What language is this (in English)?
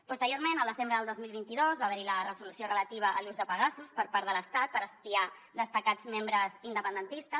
Catalan